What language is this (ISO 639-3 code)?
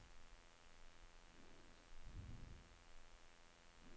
nor